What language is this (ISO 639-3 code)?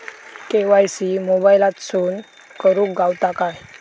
mar